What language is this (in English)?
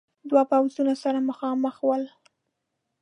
Pashto